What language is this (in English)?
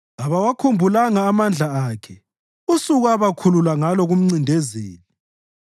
North Ndebele